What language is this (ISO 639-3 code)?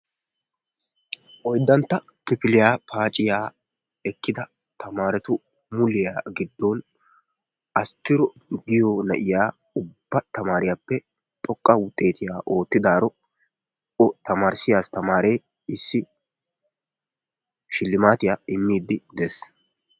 wal